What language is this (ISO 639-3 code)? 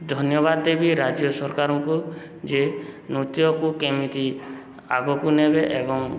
ori